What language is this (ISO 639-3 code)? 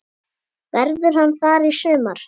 isl